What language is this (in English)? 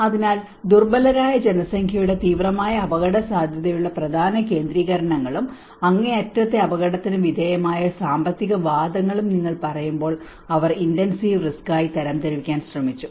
Malayalam